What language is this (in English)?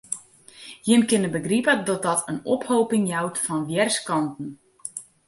Western Frisian